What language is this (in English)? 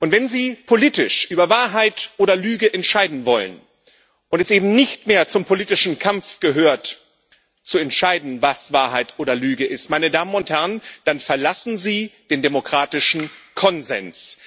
German